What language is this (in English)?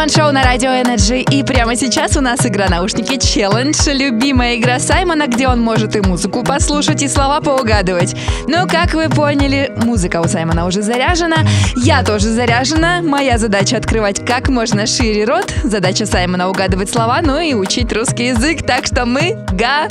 Russian